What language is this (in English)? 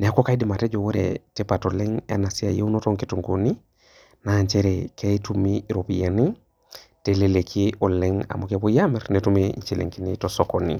Masai